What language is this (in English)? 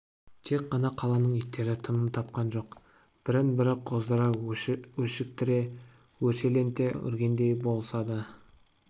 Kazakh